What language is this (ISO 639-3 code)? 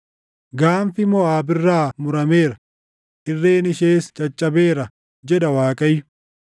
orm